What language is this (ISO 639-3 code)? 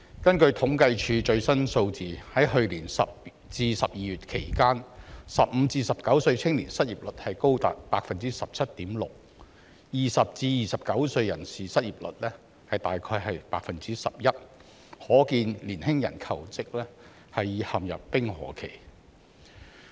yue